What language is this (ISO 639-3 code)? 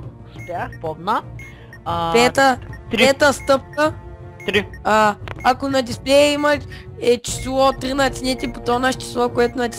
bul